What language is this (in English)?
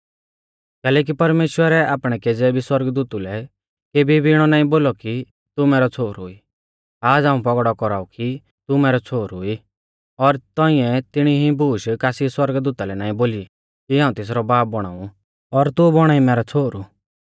Mahasu Pahari